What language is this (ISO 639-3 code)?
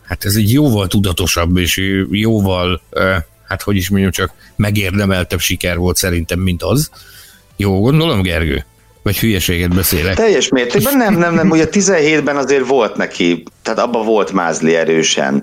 hun